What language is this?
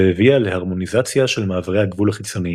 Hebrew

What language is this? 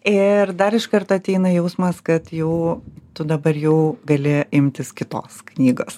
Lithuanian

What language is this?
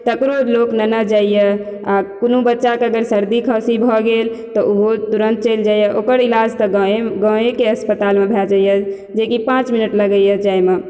Maithili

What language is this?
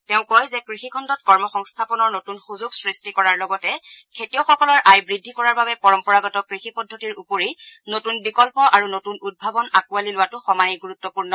Assamese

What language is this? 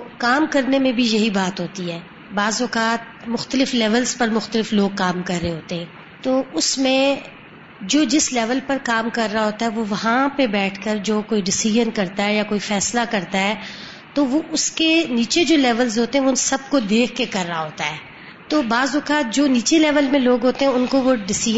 Urdu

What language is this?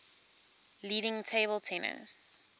English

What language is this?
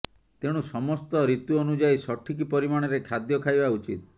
Odia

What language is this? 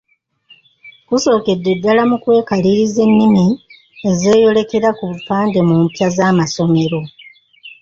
Ganda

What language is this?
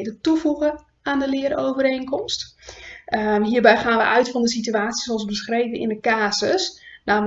Dutch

